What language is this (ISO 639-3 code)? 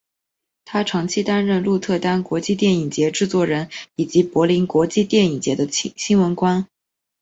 zho